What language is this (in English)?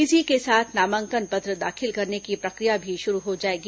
Hindi